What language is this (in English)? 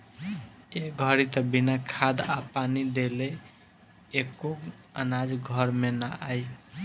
Bhojpuri